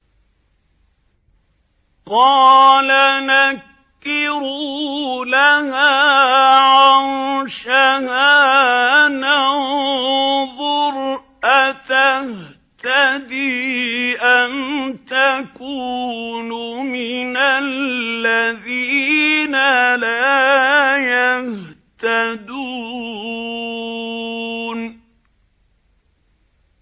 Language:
Arabic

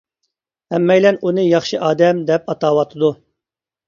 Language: Uyghur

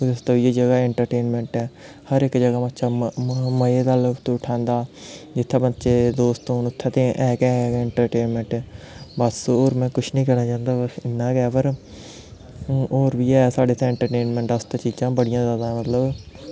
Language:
Dogri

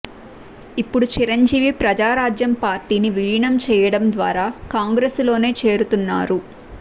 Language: Telugu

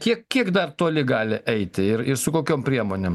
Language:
Lithuanian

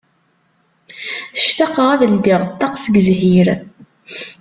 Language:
Kabyle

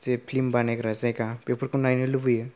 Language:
Bodo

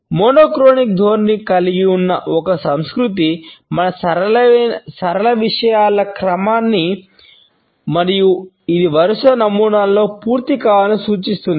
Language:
Telugu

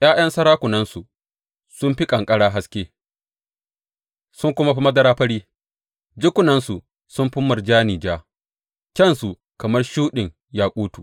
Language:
Hausa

